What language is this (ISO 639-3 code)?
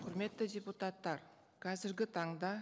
kaz